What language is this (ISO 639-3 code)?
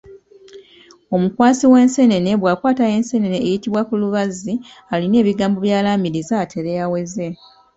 lug